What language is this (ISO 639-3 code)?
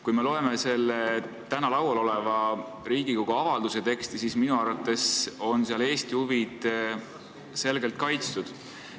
est